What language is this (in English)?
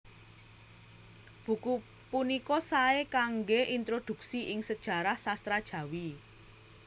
Javanese